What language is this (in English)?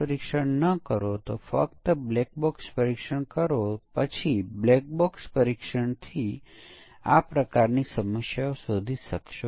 Gujarati